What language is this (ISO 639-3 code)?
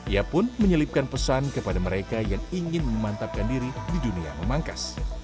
ind